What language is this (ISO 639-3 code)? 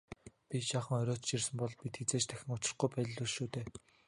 mon